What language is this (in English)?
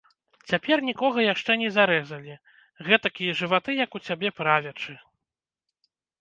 Belarusian